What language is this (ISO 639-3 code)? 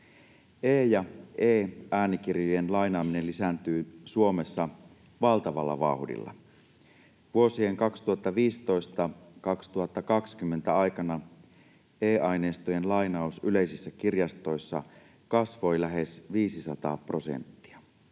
fin